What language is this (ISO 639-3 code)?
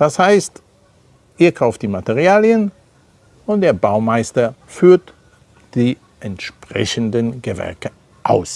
deu